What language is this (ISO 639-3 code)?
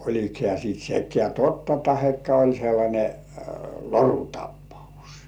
fin